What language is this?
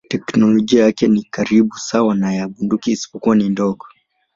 Swahili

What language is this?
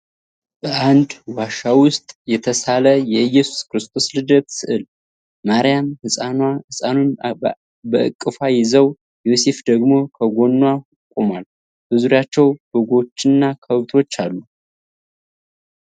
Amharic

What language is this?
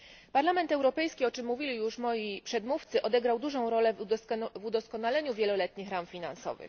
Polish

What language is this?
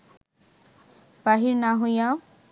Bangla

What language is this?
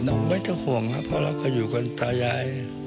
Thai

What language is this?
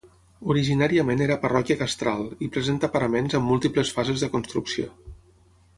Catalan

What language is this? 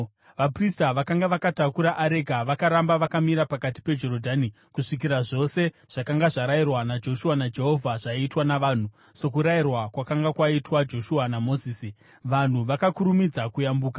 Shona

